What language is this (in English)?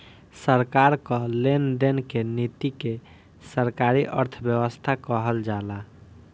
Bhojpuri